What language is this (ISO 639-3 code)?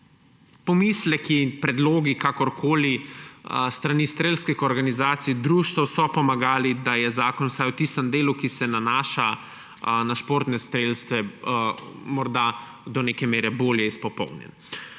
slv